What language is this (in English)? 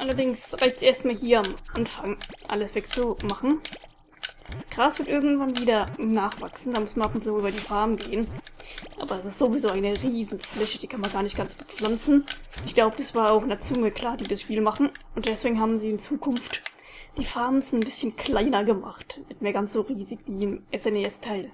German